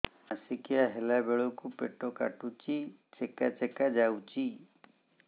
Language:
Odia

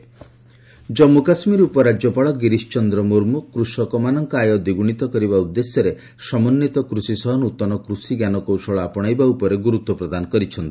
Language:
Odia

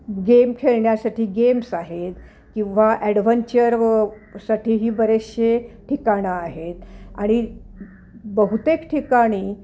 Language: Marathi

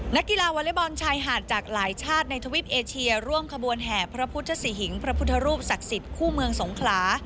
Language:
Thai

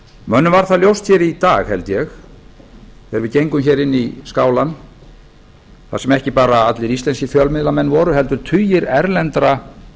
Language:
Icelandic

